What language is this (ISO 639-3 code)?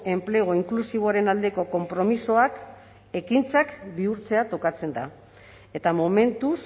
eus